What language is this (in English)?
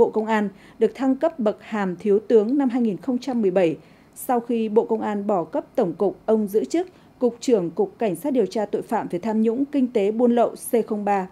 Vietnamese